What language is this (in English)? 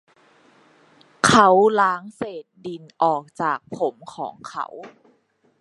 Thai